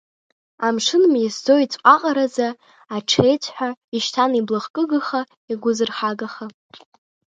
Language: Abkhazian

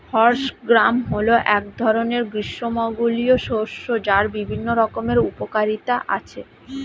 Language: Bangla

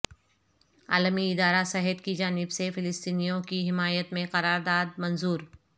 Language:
Urdu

